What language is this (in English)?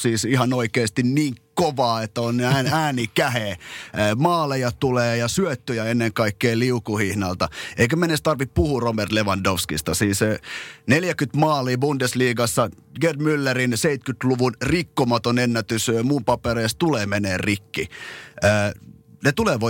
Finnish